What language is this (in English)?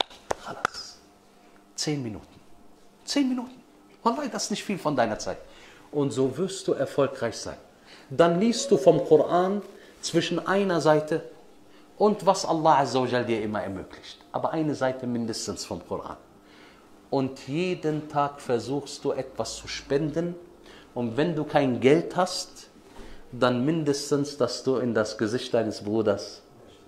German